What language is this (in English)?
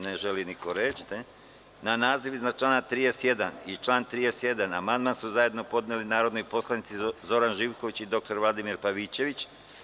Serbian